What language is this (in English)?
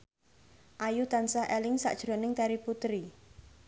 Javanese